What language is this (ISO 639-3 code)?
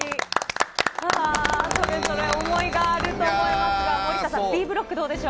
jpn